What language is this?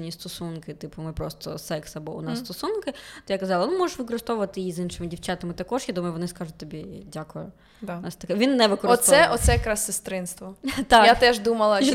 Ukrainian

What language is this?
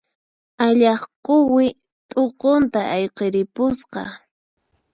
Puno Quechua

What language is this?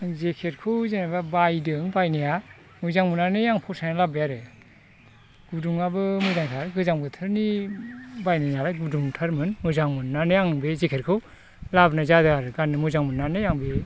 Bodo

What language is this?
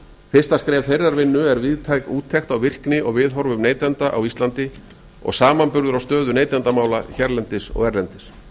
Icelandic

